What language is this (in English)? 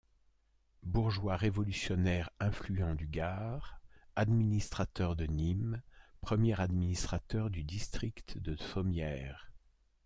French